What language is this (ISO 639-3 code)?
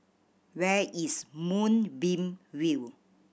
eng